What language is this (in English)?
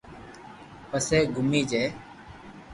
Loarki